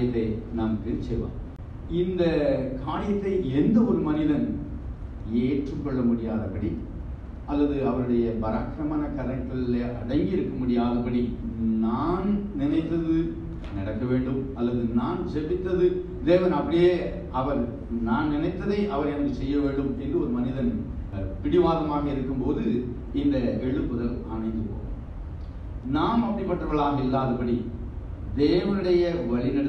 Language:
Korean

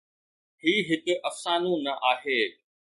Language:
Sindhi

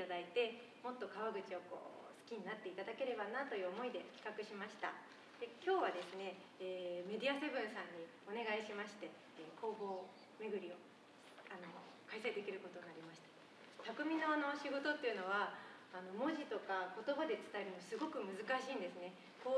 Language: Japanese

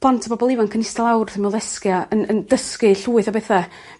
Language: Welsh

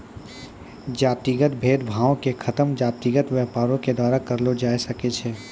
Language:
Maithili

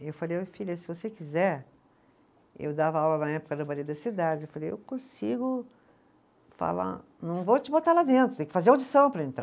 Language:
Portuguese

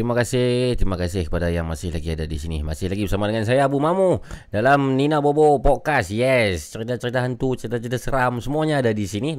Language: Malay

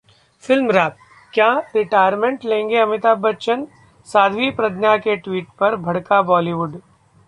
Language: Hindi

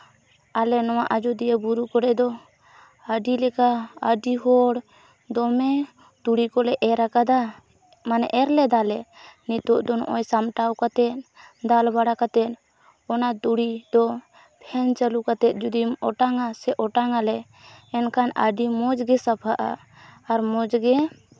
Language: Santali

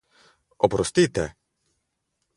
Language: Slovenian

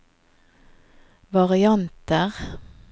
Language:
Norwegian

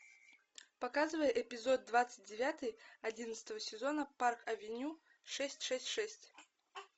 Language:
Russian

